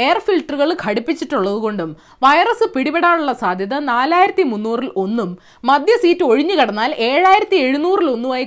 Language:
Malayalam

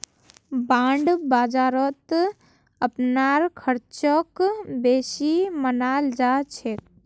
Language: Magahi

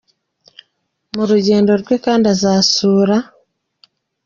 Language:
Kinyarwanda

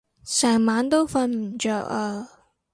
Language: Cantonese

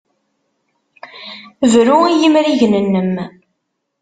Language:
Kabyle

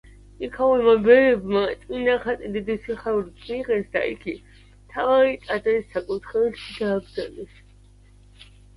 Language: Georgian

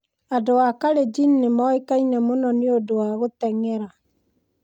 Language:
Kikuyu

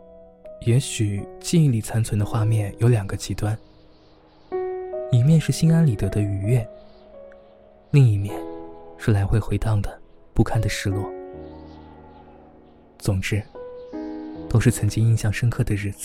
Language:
Chinese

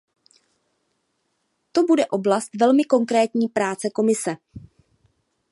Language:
Czech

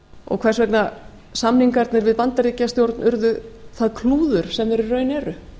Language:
Icelandic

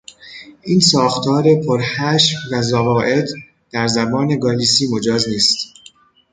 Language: Persian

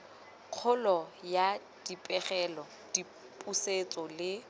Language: Tswana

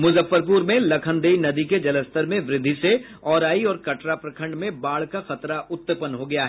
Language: Hindi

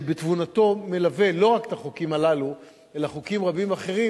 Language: Hebrew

